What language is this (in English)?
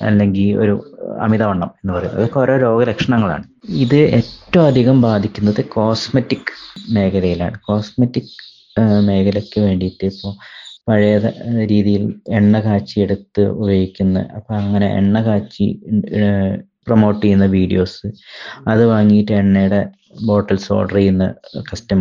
Malayalam